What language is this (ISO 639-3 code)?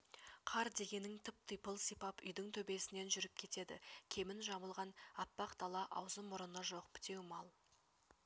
kaz